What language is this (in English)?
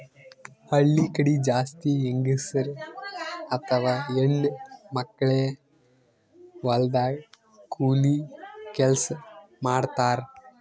Kannada